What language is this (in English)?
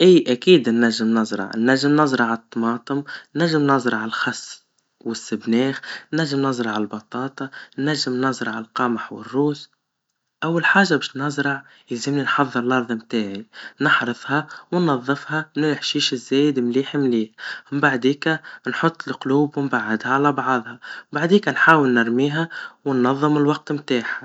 Tunisian Arabic